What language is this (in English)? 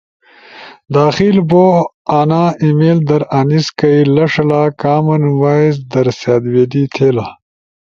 Ushojo